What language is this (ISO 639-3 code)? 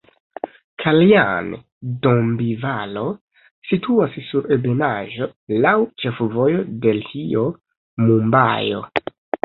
epo